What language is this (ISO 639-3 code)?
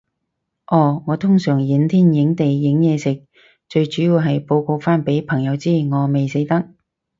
yue